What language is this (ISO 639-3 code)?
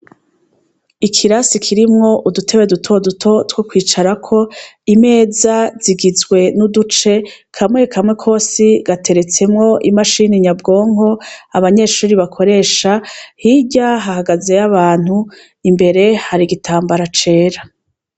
run